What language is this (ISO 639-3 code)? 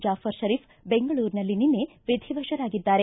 kan